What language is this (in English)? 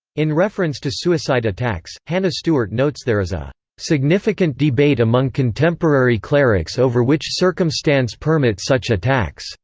English